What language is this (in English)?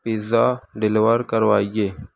Urdu